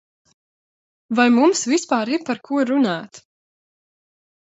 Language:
Latvian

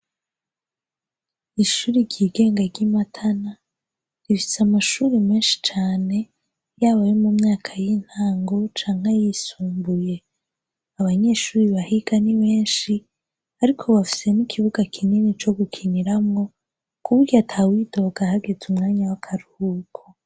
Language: Rundi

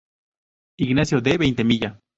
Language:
Spanish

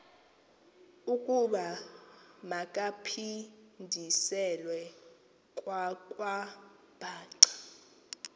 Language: Xhosa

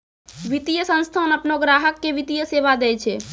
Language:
Maithili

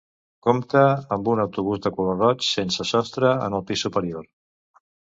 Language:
Catalan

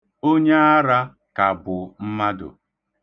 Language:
Igbo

